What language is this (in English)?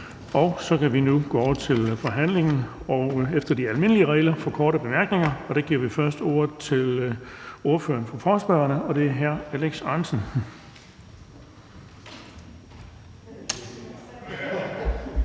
Danish